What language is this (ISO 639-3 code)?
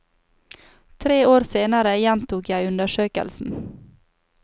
nor